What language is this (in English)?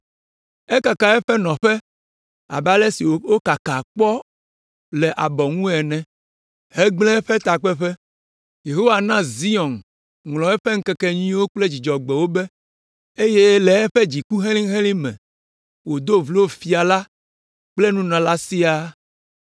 Ewe